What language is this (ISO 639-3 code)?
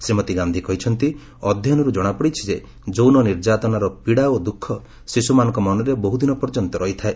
ori